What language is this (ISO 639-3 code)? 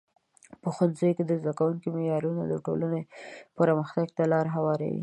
pus